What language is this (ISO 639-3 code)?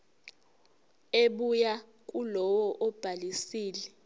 zul